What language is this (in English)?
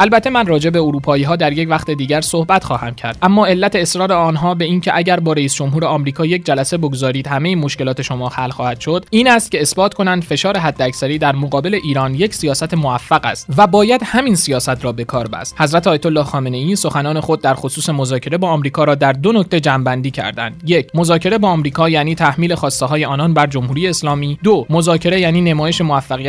Persian